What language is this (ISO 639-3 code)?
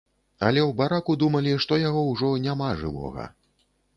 bel